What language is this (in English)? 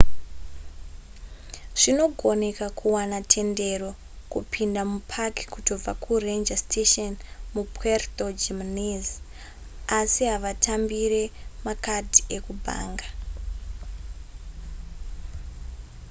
Shona